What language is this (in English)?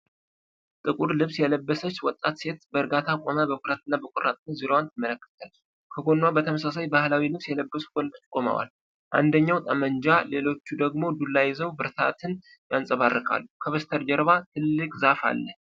Amharic